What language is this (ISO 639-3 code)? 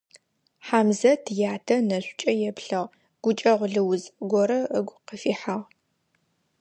ady